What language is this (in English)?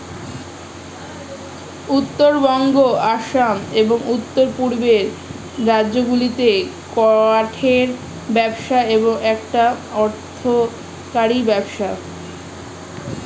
Bangla